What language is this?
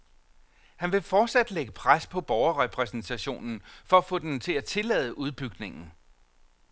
Danish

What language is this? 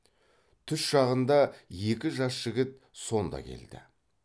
Kazakh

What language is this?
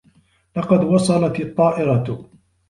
Arabic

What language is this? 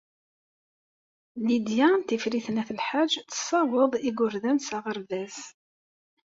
Kabyle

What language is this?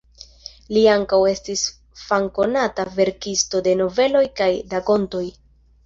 Esperanto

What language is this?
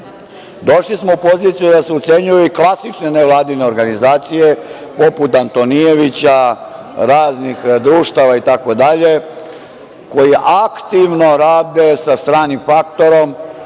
Serbian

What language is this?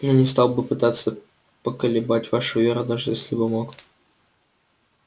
Russian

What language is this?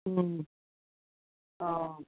Manipuri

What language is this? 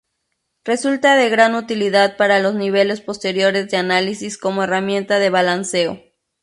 Spanish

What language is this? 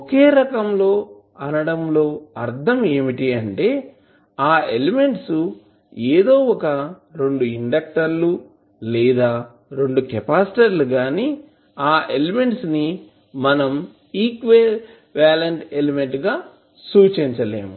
Telugu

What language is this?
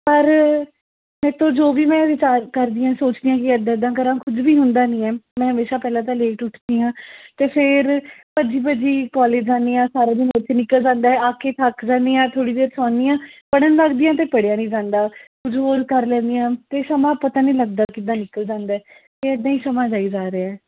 Punjabi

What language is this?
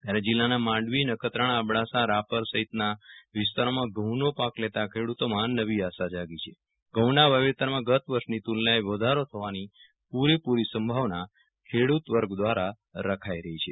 Gujarati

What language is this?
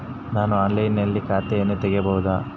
Kannada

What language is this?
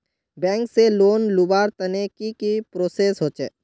Magahi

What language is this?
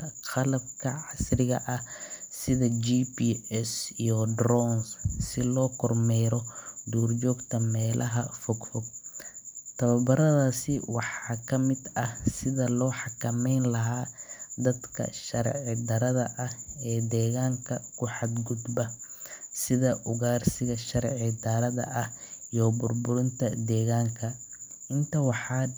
Somali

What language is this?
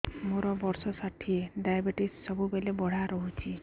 Odia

